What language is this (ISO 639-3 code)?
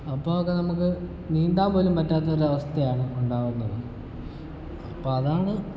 mal